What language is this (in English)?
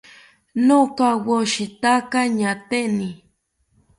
South Ucayali Ashéninka